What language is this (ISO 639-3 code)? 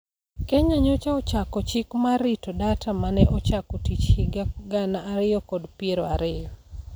luo